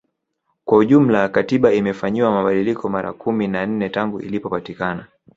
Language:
Swahili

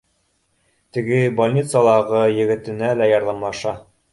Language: Bashkir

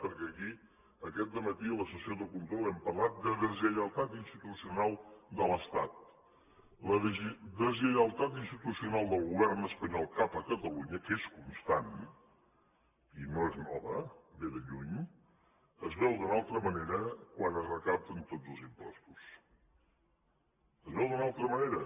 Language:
Catalan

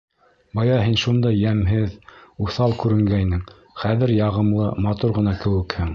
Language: Bashkir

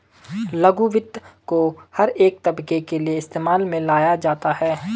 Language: Hindi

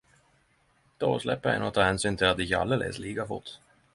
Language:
Norwegian Nynorsk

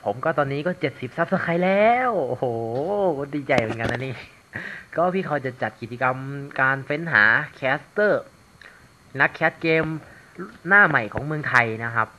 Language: Thai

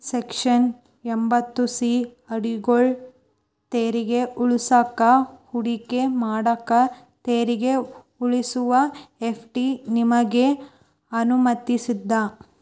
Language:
Kannada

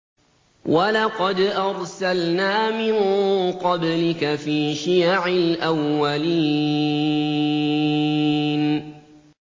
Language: Arabic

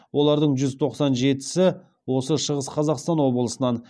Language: Kazakh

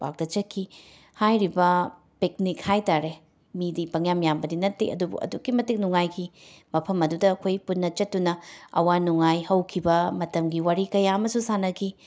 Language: Manipuri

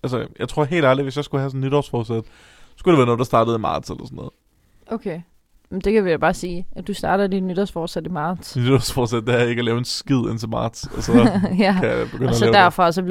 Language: Danish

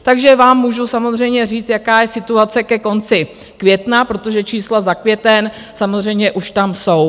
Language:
Czech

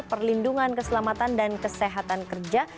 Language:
Indonesian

